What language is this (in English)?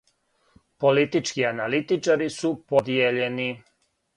Serbian